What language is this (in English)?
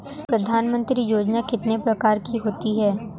Hindi